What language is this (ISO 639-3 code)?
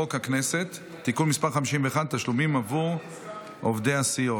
heb